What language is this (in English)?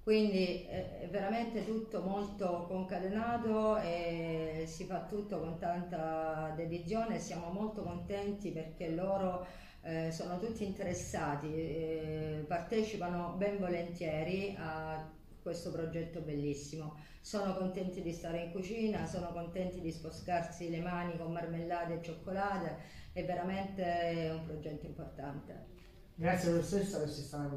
Italian